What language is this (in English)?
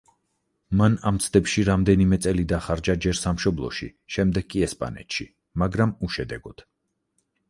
Georgian